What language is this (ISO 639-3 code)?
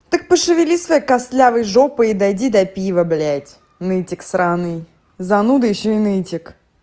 rus